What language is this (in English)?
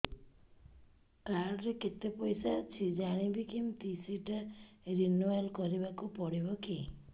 Odia